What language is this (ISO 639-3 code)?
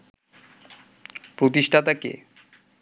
ben